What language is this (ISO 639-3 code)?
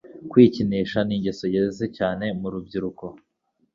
kin